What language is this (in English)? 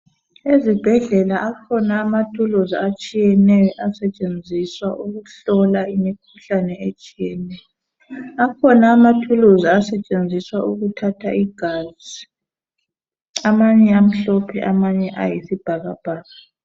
North Ndebele